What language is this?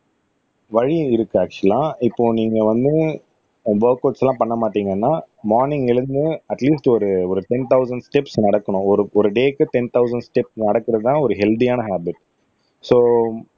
Tamil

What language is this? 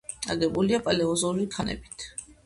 Georgian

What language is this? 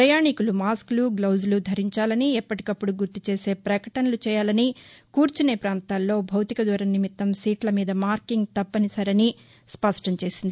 Telugu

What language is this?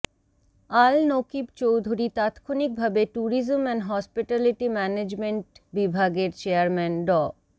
Bangla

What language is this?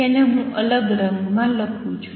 Gujarati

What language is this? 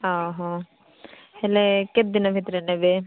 Odia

